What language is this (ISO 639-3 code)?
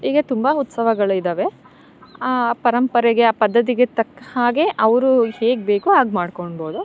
kan